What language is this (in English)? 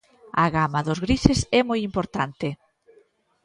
Galician